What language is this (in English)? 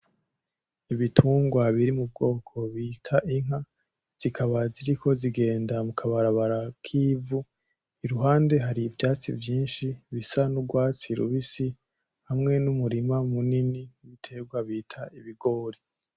Rundi